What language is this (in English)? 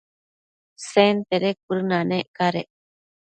Matsés